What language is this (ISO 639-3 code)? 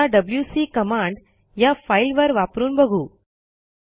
mar